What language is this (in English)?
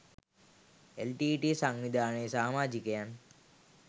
Sinhala